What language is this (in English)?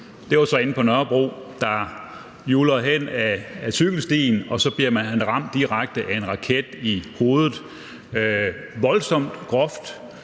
Danish